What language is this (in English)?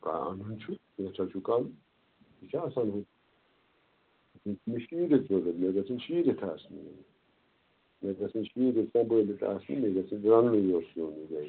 Kashmiri